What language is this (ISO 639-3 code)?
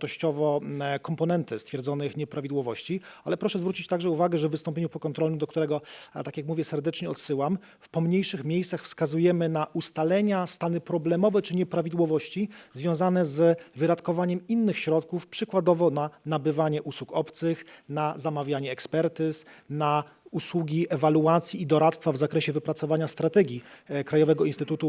pol